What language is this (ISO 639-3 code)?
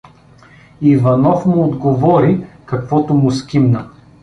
bul